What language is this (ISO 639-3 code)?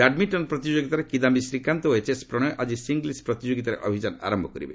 ori